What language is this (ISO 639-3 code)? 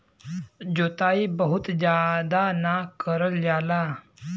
bho